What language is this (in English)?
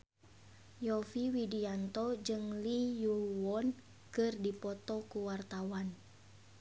Sundanese